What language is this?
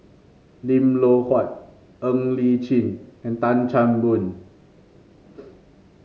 English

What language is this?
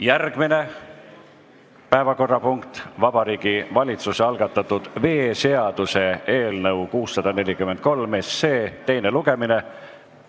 Estonian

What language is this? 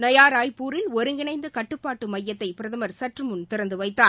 Tamil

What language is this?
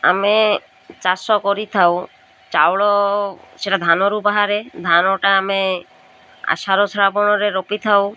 Odia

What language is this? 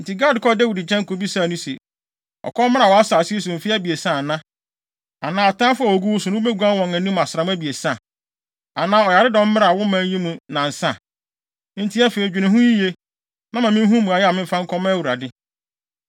Akan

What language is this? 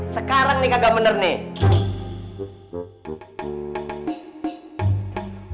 Indonesian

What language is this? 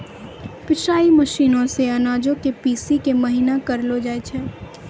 Maithili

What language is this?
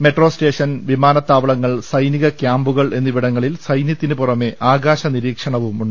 Malayalam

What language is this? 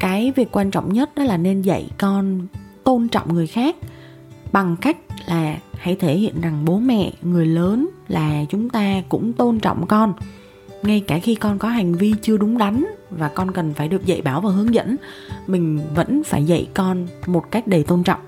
Vietnamese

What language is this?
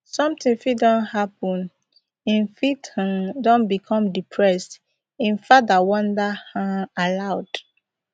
Nigerian Pidgin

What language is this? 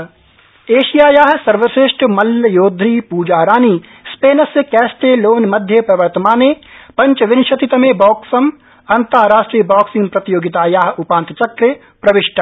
Sanskrit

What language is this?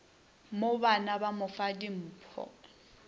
Northern Sotho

